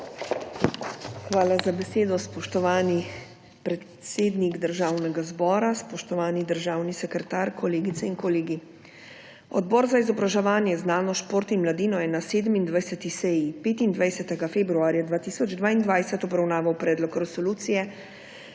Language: Slovenian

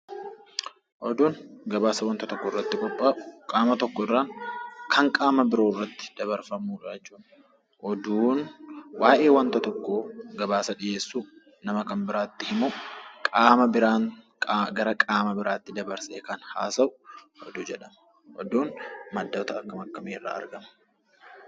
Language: Oromo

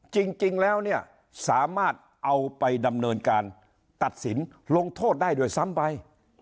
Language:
Thai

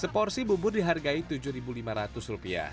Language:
Indonesian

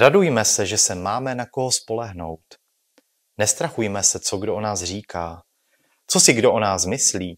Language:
Czech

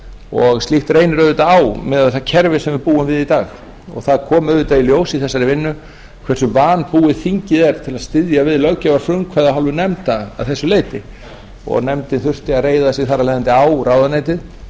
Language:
Icelandic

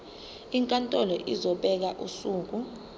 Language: Zulu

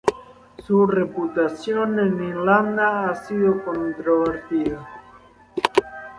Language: Spanish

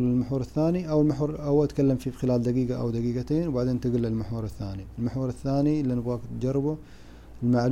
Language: Arabic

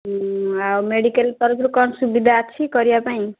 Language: Odia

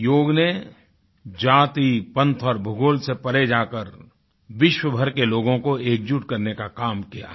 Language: Hindi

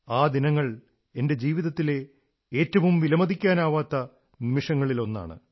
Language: Malayalam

